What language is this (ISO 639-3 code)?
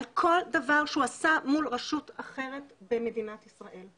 heb